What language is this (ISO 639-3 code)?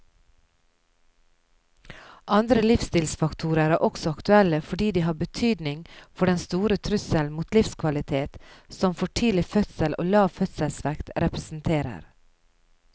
nor